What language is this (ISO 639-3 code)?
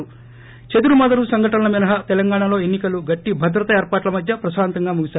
tel